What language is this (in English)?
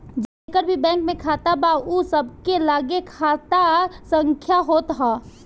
Bhojpuri